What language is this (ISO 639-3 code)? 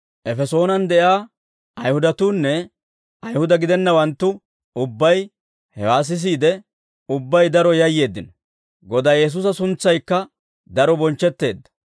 dwr